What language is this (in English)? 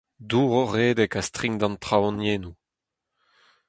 Breton